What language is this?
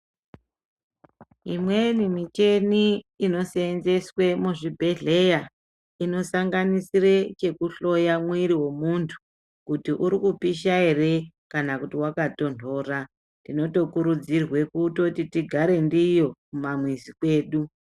Ndau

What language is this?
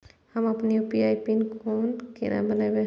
Maithili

